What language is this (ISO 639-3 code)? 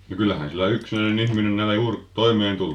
fin